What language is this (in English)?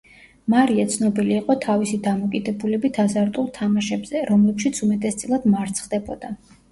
Georgian